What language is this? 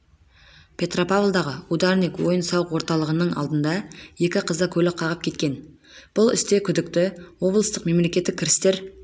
Kazakh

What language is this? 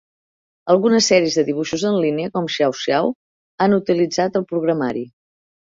Catalan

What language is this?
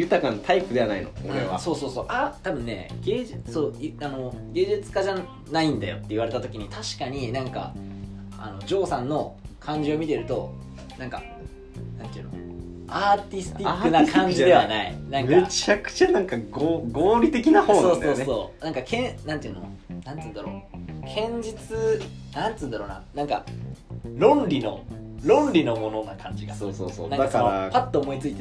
Japanese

